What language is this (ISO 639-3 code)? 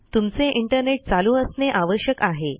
mar